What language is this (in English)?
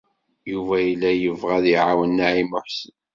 Kabyle